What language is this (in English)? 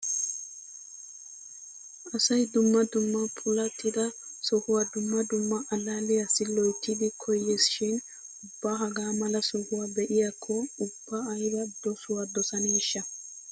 Wolaytta